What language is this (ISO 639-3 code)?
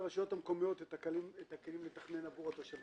heb